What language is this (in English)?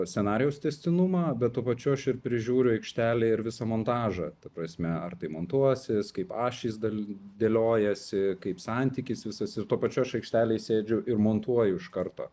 Lithuanian